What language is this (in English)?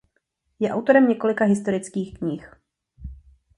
Czech